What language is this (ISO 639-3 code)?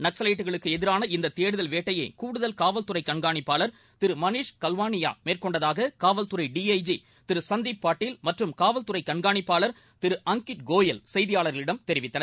tam